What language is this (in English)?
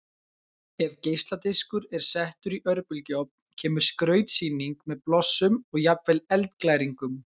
Icelandic